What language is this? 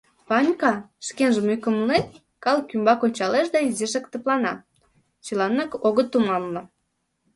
Mari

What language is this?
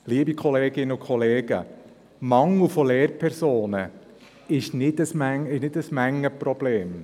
Swiss German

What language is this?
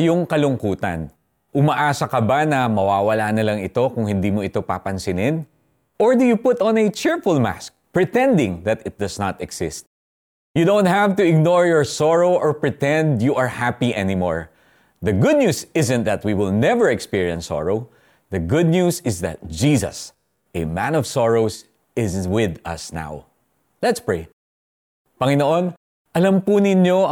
Filipino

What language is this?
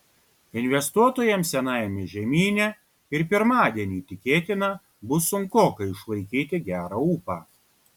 Lithuanian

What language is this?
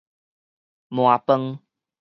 Min Nan Chinese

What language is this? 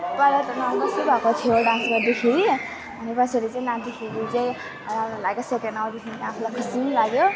Nepali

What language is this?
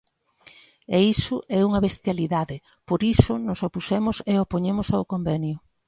Galician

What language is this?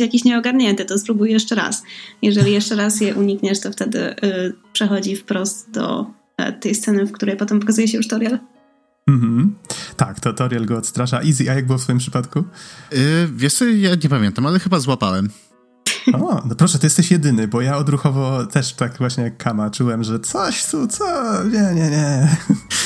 Polish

